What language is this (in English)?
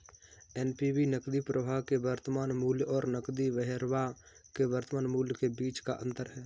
Hindi